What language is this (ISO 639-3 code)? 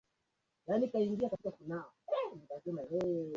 swa